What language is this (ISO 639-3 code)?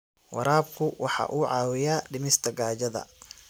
som